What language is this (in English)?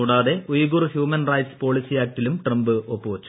Malayalam